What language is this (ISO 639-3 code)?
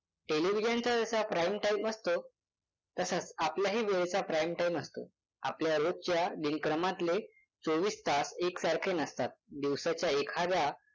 mar